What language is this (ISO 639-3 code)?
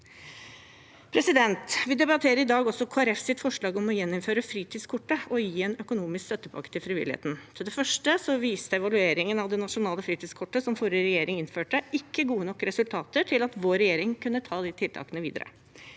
nor